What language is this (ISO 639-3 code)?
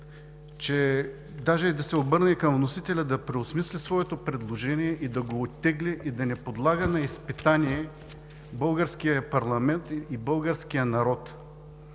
bul